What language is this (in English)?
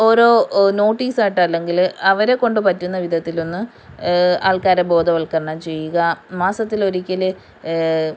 Malayalam